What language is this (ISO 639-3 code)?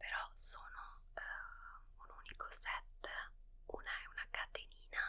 ita